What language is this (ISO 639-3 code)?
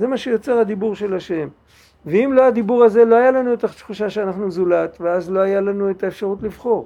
heb